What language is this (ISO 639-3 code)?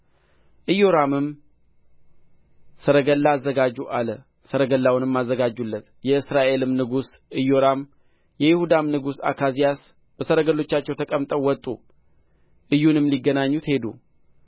amh